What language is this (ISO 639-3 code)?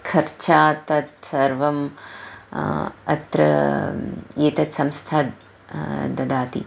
san